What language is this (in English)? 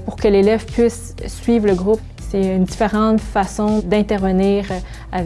French